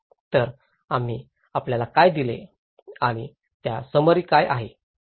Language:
Marathi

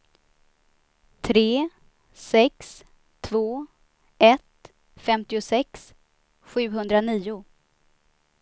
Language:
Swedish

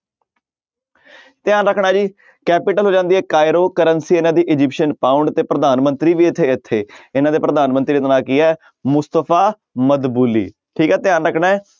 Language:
Punjabi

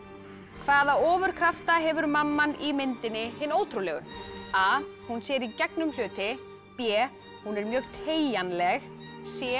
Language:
Icelandic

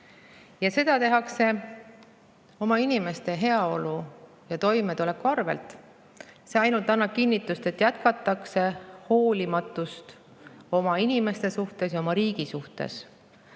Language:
Estonian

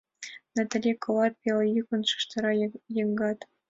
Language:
Mari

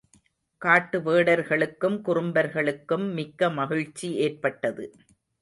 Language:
Tamil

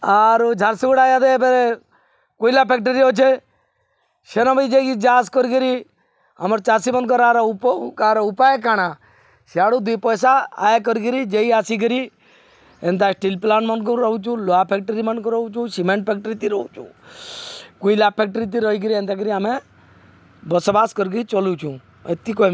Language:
Odia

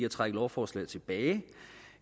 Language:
Danish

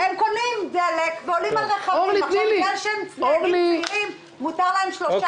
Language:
Hebrew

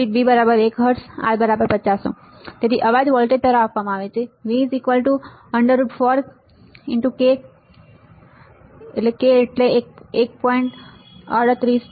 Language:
Gujarati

